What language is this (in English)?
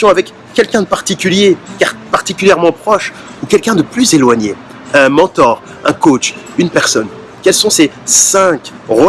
French